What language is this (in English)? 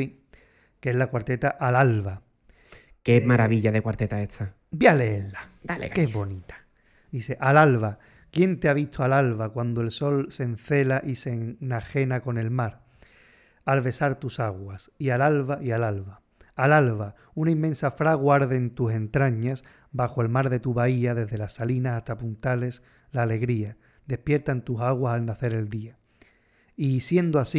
Spanish